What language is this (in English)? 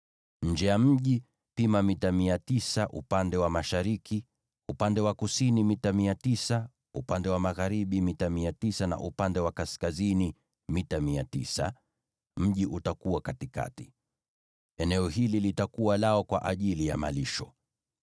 Swahili